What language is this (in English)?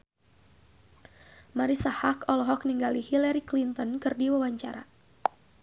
Sundanese